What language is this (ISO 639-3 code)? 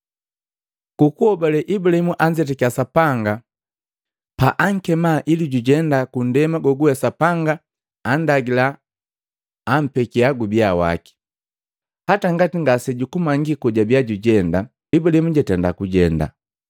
mgv